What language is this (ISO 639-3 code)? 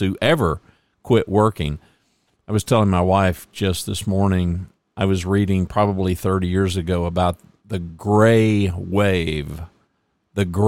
eng